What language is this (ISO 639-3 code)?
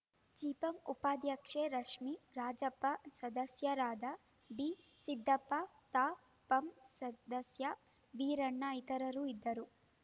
kan